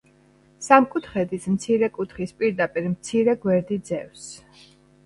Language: Georgian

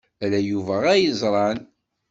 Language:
Kabyle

